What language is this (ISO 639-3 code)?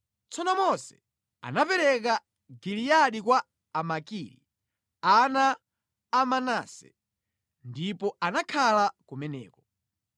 nya